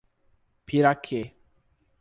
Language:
Portuguese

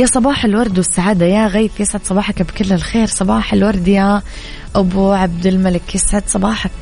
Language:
Arabic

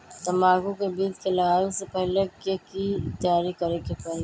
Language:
Magahi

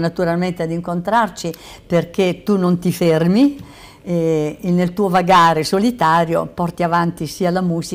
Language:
Italian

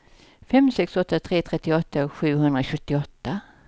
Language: Swedish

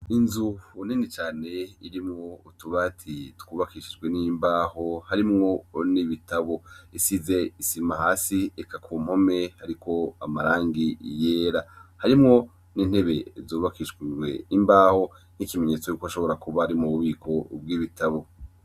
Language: Rundi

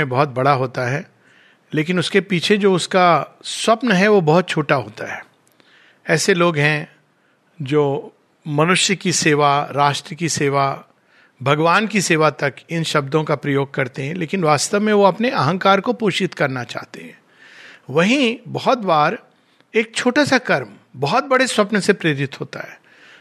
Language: Hindi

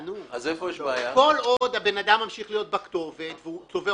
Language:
Hebrew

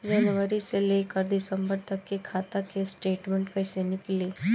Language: Bhojpuri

